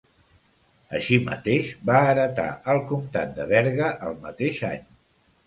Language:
Catalan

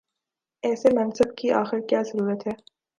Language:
Urdu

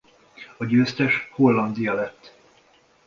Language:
Hungarian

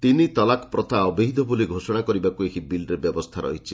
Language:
Odia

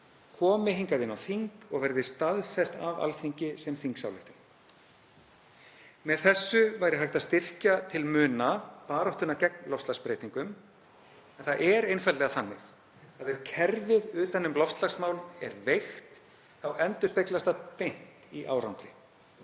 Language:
Icelandic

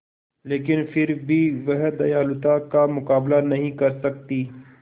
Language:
Hindi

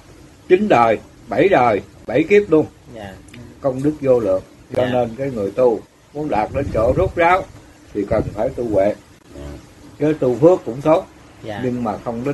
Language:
Vietnamese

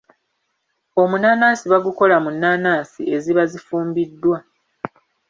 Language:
Ganda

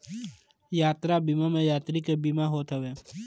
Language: Bhojpuri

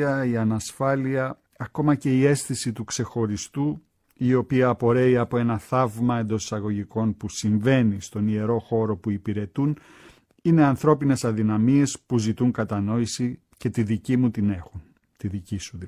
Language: Greek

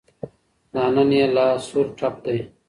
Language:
Pashto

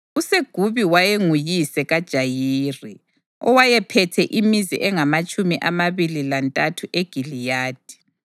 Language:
North Ndebele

